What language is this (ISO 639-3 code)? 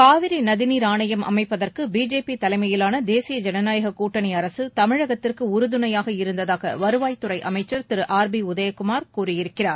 tam